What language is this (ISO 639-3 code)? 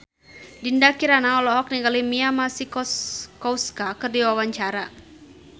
sun